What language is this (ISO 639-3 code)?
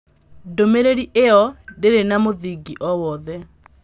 kik